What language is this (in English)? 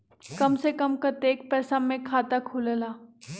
Magahi